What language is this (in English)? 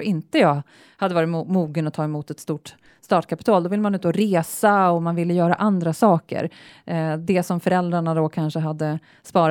Swedish